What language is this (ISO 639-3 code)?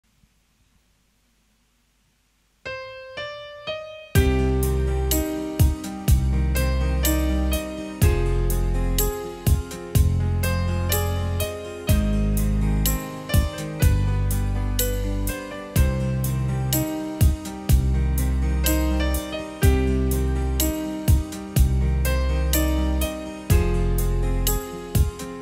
vie